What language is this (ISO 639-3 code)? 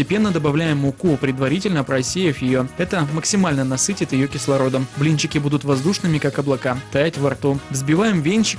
rus